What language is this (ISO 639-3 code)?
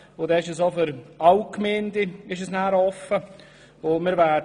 gsw